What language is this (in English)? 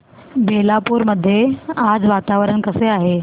Marathi